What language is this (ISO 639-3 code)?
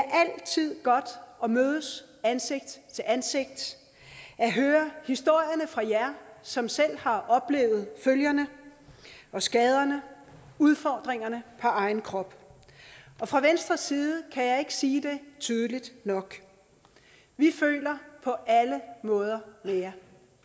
dan